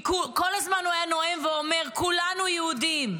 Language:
Hebrew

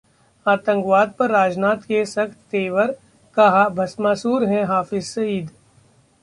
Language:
Hindi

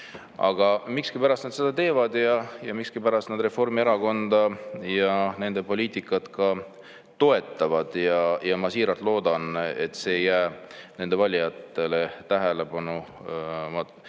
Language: Estonian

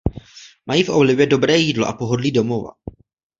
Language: Czech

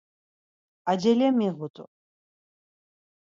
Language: Laz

